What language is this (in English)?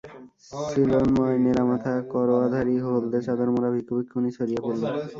Bangla